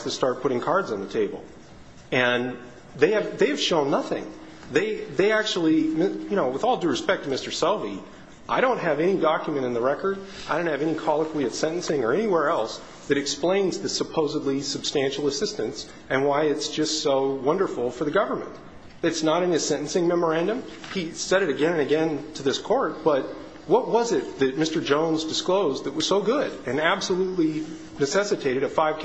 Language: English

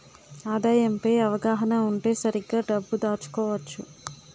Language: Telugu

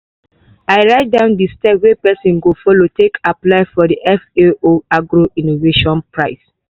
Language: Nigerian Pidgin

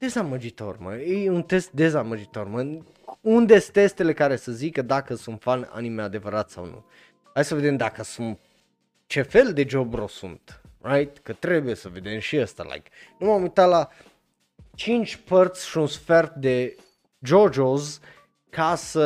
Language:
Romanian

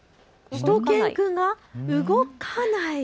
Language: Japanese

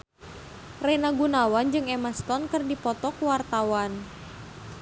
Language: Sundanese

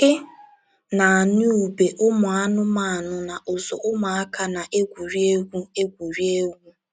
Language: Igbo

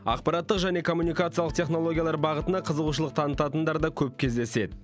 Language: Kazakh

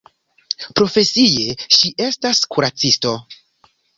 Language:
Esperanto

